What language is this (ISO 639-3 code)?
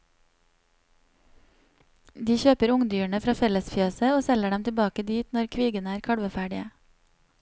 nor